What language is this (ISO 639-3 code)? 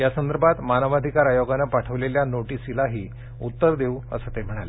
mar